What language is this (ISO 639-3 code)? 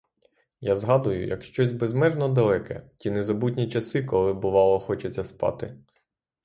ukr